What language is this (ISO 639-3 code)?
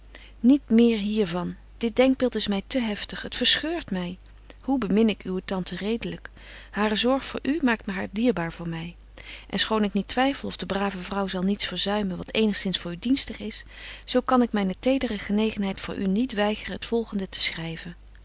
nld